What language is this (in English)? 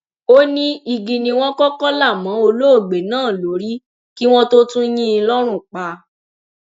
Yoruba